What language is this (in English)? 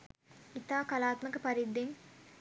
Sinhala